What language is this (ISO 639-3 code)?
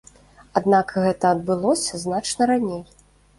bel